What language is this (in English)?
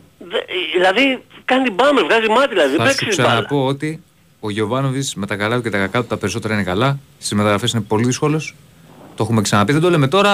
Greek